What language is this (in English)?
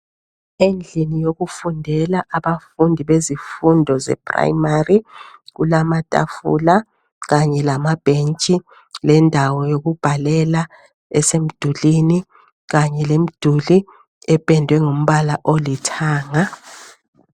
North Ndebele